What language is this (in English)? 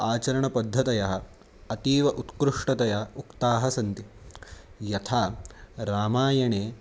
Sanskrit